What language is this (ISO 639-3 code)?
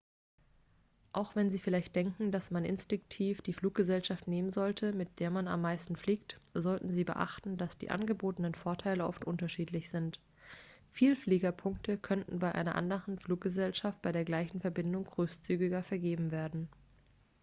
deu